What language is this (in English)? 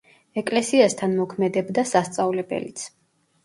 Georgian